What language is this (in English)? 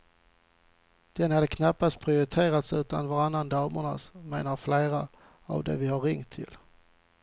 Swedish